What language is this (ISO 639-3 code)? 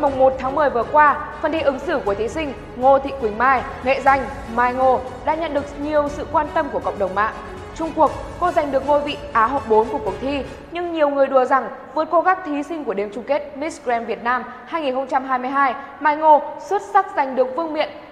vie